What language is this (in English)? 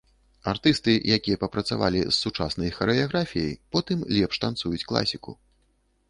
Belarusian